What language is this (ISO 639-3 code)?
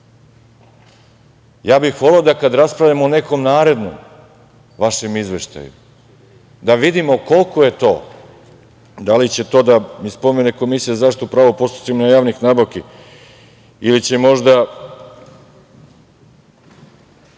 srp